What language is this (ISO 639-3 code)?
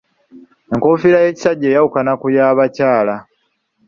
lug